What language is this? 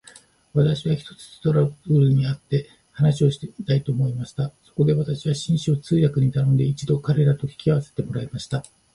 Japanese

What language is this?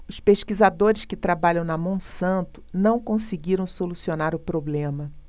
Portuguese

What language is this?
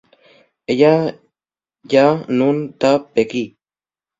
Asturian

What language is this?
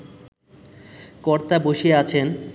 Bangla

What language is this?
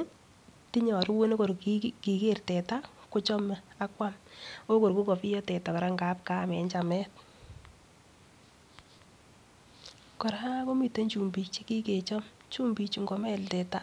Kalenjin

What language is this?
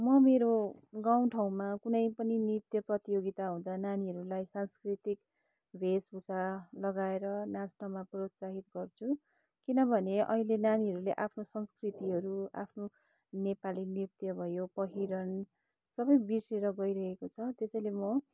Nepali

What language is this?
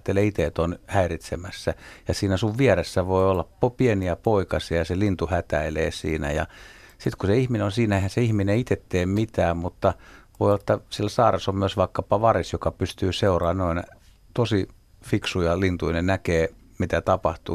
Finnish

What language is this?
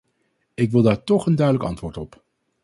Dutch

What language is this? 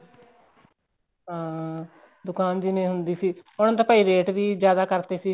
Punjabi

